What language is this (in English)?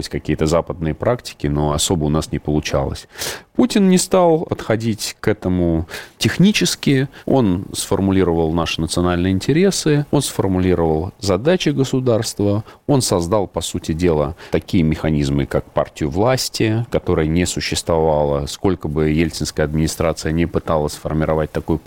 Russian